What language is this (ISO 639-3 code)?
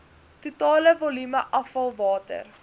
afr